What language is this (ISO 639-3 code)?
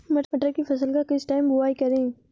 hin